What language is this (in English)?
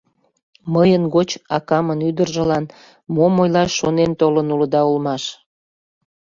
Mari